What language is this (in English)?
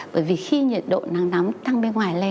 Vietnamese